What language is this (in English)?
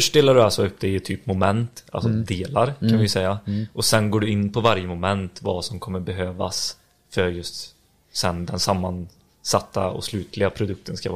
Swedish